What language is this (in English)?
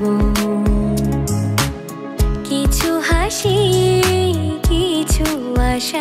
Hindi